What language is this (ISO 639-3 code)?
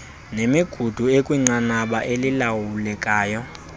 xho